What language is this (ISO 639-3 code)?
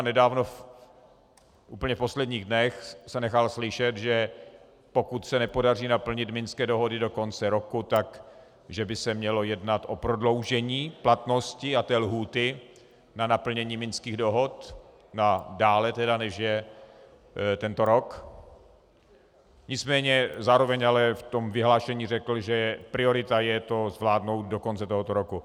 ces